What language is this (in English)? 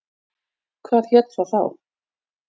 Icelandic